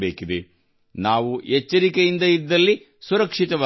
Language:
Kannada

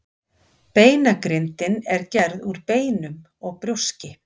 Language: Icelandic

